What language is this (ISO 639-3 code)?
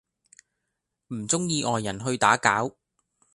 yue